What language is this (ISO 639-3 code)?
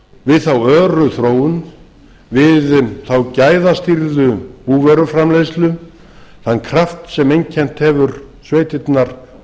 isl